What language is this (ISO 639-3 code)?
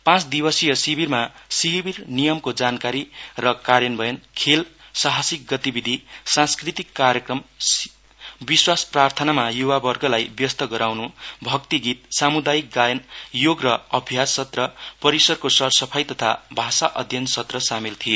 nep